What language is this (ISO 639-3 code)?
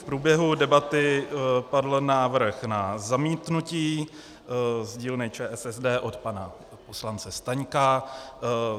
ces